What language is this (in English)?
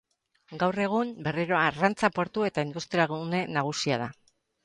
Basque